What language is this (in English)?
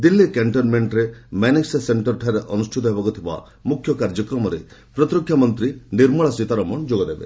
Odia